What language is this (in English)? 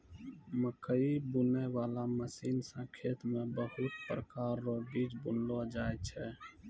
Maithili